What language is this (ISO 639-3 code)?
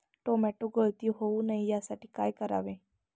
mar